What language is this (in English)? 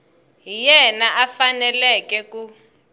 Tsonga